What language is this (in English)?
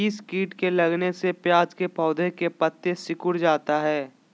Magahi